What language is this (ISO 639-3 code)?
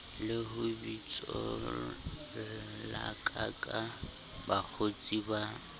sot